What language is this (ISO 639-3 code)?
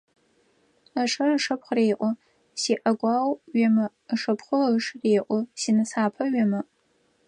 ady